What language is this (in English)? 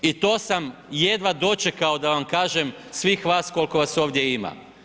Croatian